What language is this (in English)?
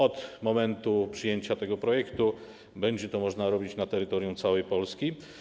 Polish